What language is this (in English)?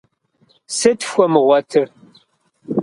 Kabardian